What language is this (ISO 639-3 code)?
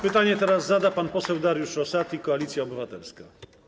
pol